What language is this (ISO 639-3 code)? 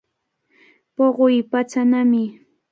qvl